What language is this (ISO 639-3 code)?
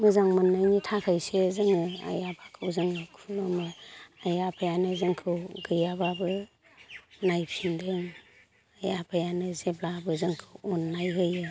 brx